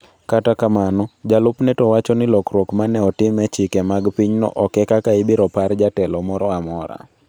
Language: Luo (Kenya and Tanzania)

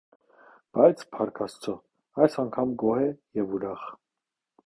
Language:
Armenian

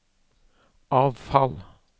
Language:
Norwegian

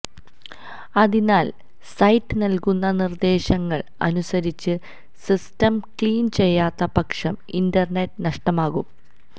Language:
Malayalam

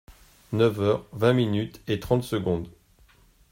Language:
French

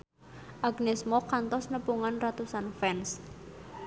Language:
Sundanese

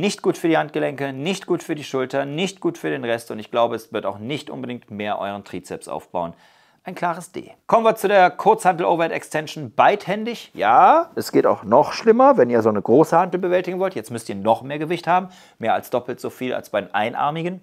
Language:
German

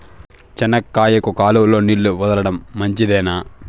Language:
Telugu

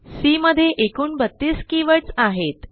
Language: Marathi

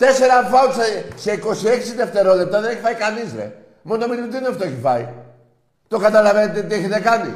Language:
Greek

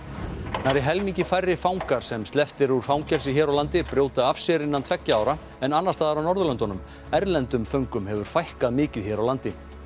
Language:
Icelandic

